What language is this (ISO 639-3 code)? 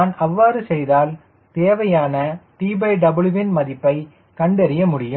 tam